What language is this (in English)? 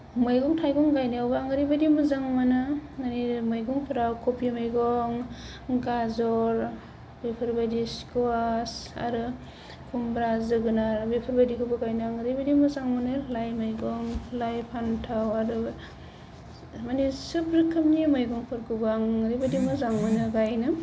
Bodo